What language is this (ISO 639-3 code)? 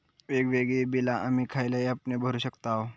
mar